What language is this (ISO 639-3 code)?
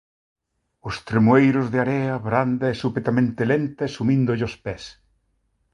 glg